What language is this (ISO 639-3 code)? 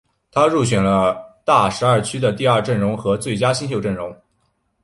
zho